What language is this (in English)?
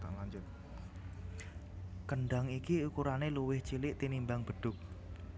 Javanese